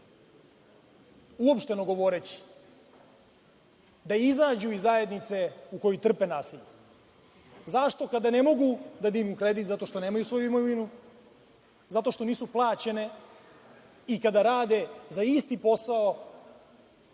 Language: Serbian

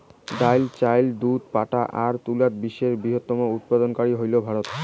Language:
Bangla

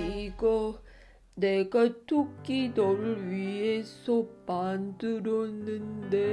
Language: Korean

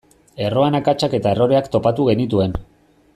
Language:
Basque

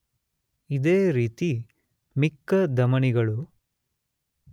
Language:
Kannada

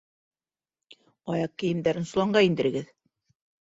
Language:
Bashkir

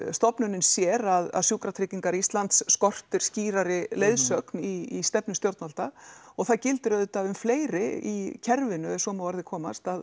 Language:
Icelandic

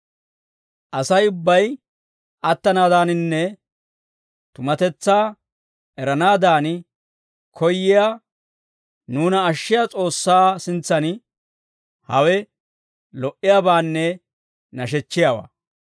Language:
Dawro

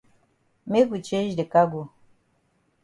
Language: Cameroon Pidgin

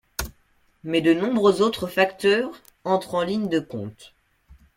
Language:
French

